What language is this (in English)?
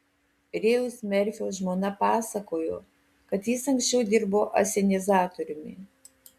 Lithuanian